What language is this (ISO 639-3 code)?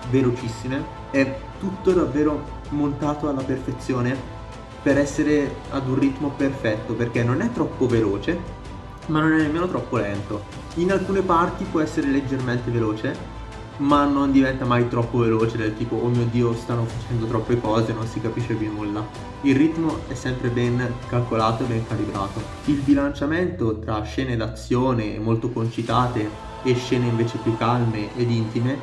ita